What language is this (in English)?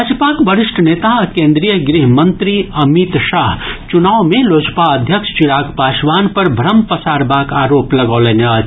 Maithili